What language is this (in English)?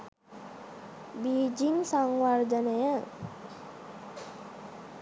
Sinhala